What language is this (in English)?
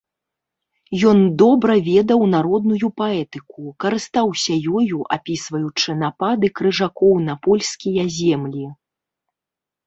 Belarusian